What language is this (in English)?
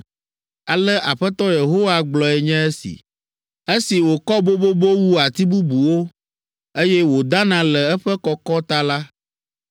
Ewe